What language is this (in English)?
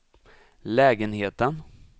Swedish